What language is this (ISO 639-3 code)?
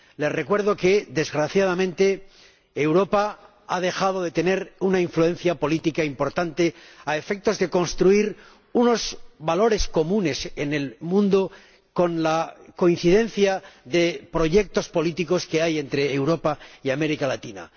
spa